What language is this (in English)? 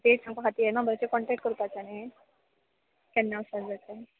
Konkani